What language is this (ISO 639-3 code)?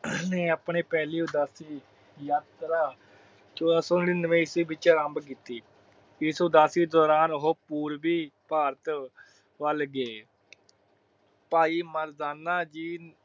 pan